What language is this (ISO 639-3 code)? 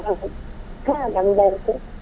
kan